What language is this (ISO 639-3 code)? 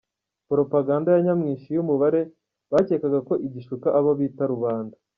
kin